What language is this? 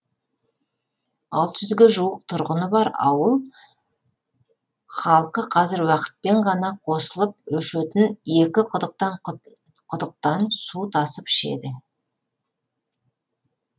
Kazakh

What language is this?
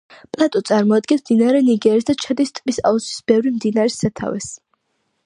Georgian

